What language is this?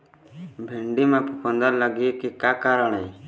Chhattisgarhi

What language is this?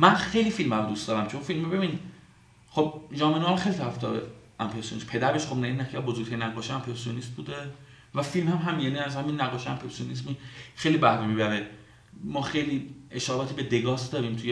Persian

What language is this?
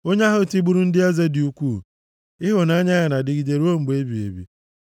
Igbo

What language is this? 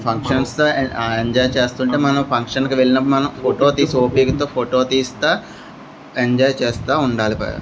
Telugu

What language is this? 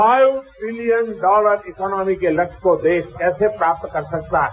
Hindi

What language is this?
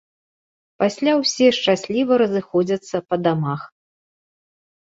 Belarusian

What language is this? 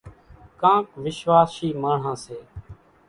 Kachi Koli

